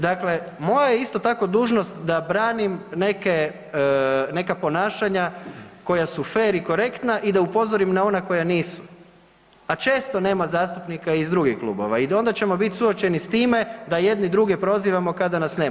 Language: Croatian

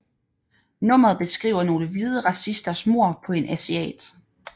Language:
Danish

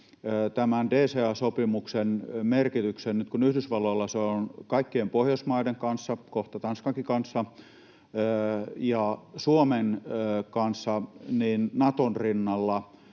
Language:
Finnish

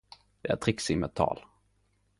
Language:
Norwegian Nynorsk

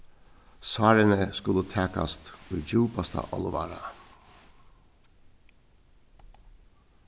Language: Faroese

